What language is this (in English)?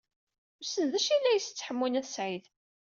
Kabyle